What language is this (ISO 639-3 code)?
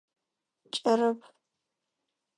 ady